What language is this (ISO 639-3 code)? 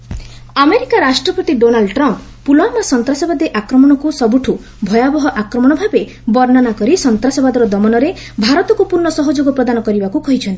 ori